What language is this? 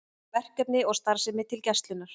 Icelandic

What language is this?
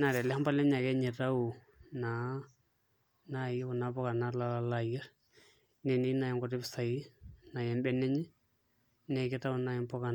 Masai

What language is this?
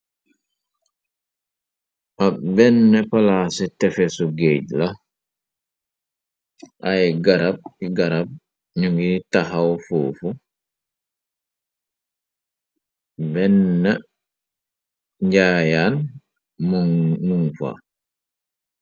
Wolof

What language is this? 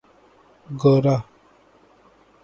Urdu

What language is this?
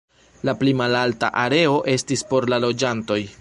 Esperanto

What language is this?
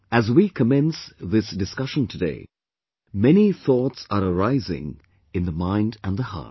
English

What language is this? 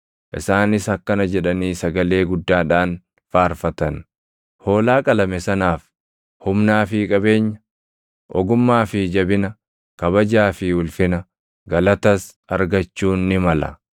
Oromo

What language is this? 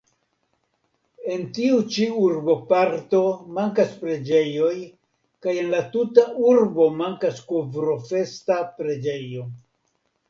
Esperanto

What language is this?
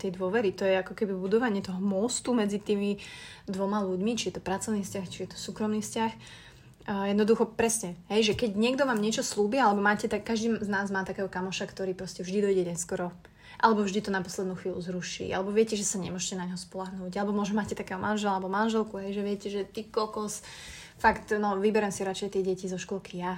Slovak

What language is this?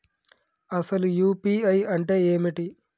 Telugu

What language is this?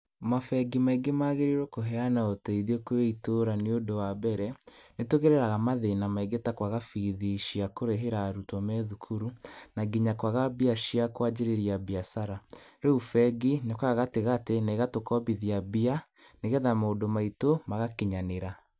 Kikuyu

